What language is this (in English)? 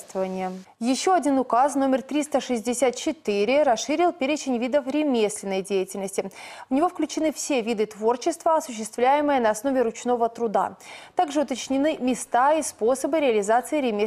Russian